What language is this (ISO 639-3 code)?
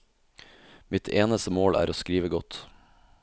nor